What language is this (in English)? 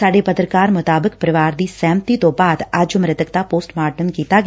Punjabi